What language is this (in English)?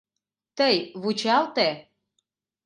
Mari